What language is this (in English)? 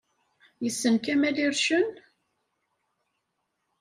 Kabyle